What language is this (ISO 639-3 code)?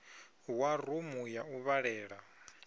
ven